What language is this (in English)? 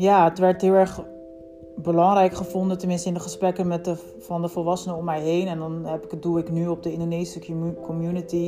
Dutch